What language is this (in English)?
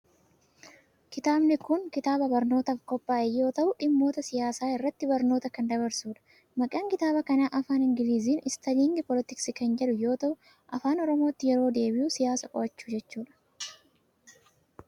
Oromo